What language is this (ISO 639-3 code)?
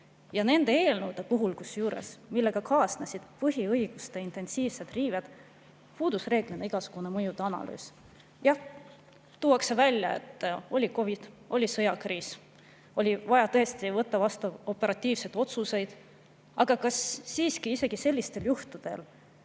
est